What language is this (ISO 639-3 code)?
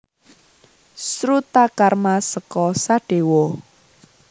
jav